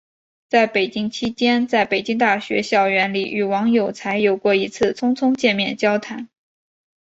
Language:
Chinese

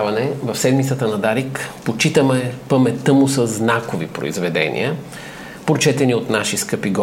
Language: Bulgarian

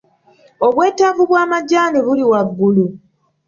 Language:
Ganda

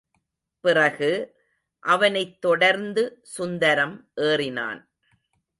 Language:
Tamil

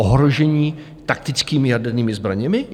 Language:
Czech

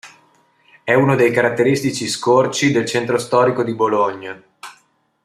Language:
Italian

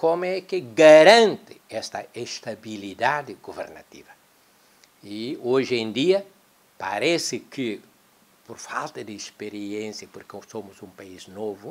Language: Portuguese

